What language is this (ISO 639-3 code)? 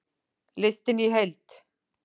isl